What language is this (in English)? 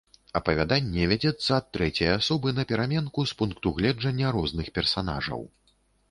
Belarusian